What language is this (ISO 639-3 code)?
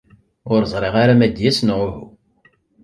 kab